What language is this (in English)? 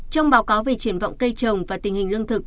Vietnamese